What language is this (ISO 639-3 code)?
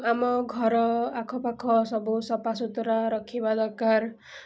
ori